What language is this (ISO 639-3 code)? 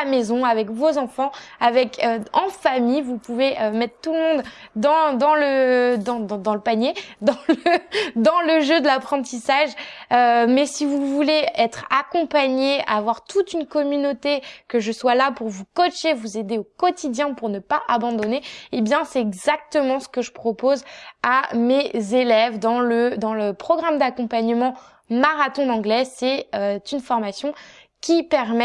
fra